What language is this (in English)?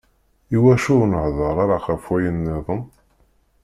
Kabyle